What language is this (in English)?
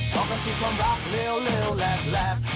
Thai